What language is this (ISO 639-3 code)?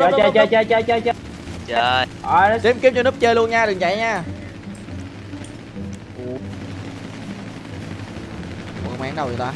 vie